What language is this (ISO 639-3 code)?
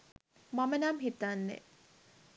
sin